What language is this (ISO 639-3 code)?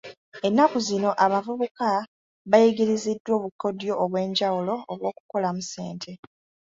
lug